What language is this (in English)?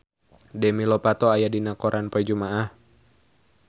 Sundanese